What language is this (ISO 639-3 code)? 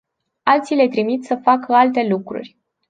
ron